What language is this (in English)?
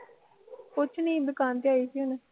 Punjabi